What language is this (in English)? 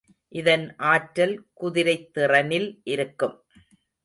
Tamil